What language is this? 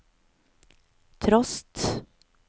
Norwegian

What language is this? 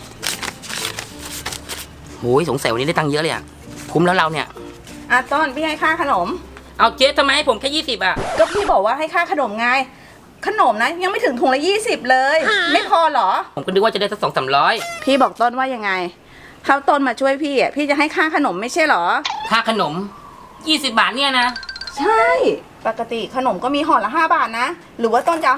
Thai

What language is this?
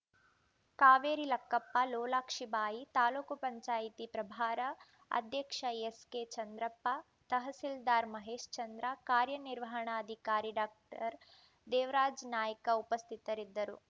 Kannada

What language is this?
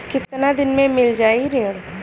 Bhojpuri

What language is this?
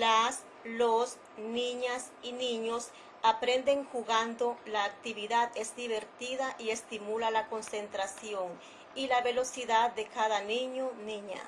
Spanish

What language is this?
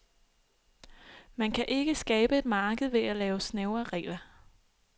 Danish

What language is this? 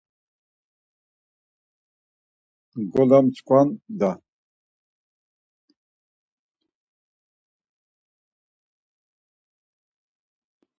Laz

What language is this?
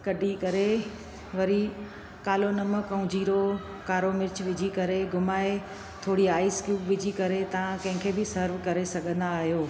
Sindhi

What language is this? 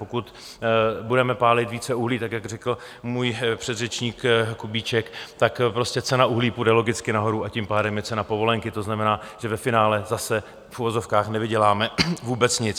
Czech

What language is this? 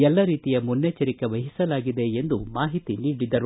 Kannada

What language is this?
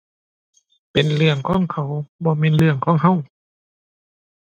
Thai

